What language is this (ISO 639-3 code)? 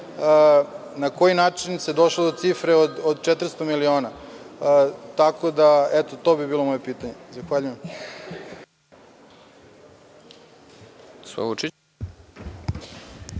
srp